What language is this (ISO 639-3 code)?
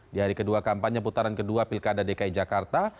ind